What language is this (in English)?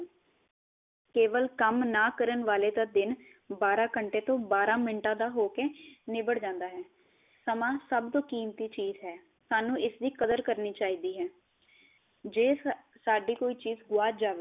Punjabi